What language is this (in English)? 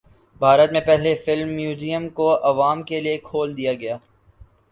Urdu